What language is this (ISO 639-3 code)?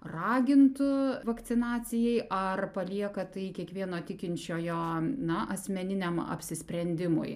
lit